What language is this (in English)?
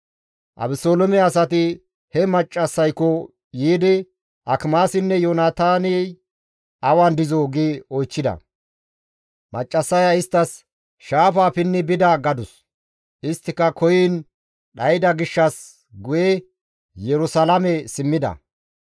Gamo